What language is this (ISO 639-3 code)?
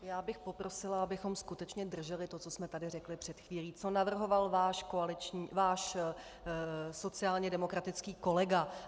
ces